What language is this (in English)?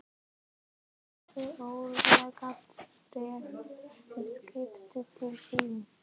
Icelandic